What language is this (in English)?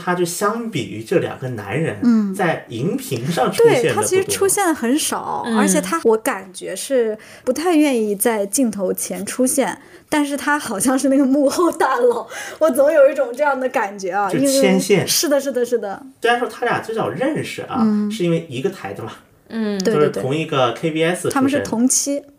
Chinese